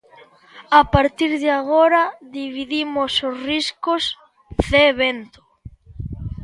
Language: Galician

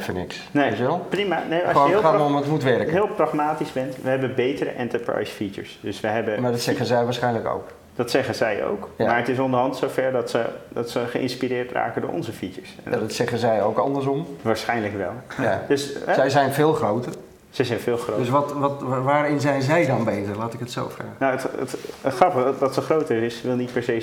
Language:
Dutch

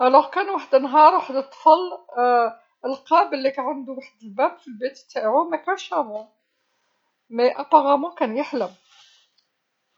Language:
Algerian Arabic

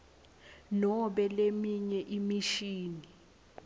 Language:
Swati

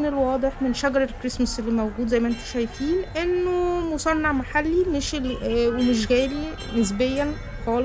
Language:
Arabic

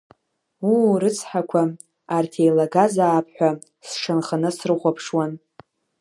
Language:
Abkhazian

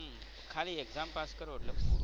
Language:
Gujarati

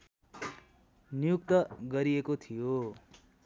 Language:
Nepali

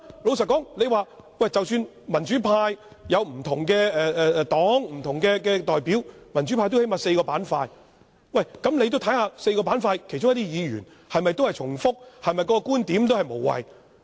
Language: Cantonese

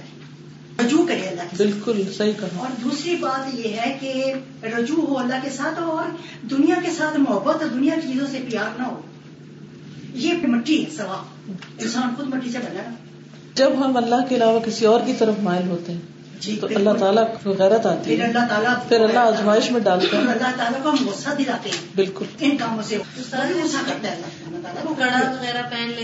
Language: Urdu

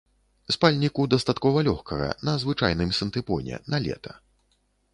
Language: Belarusian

